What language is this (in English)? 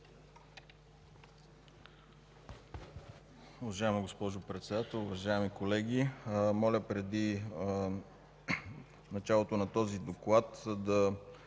Bulgarian